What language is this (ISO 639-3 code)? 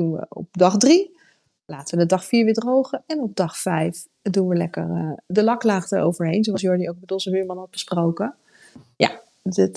nld